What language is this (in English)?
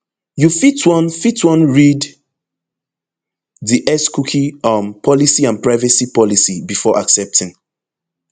Nigerian Pidgin